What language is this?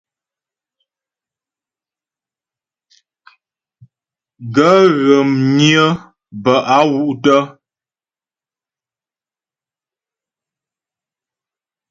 Ghomala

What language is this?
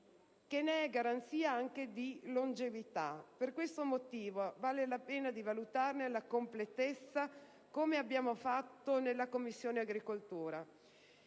Italian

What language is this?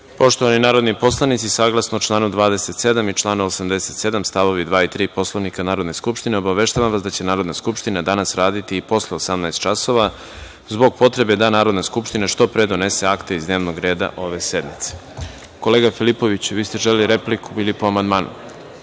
Serbian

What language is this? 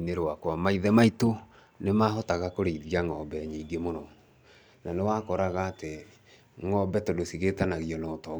Kikuyu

